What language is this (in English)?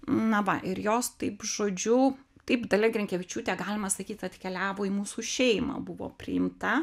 Lithuanian